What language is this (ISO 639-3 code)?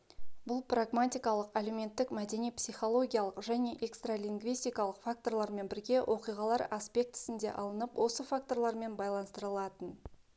kaz